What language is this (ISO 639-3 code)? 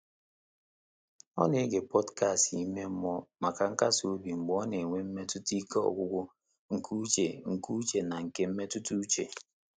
ibo